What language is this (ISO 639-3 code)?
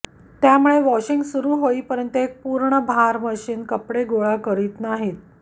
mar